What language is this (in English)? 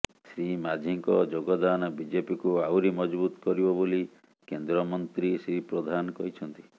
Odia